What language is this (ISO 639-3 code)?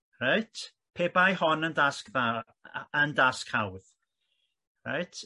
cym